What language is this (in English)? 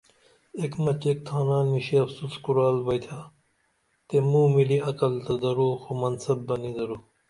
Dameli